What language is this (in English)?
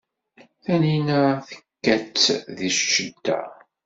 Kabyle